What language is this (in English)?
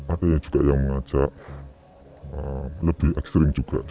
Indonesian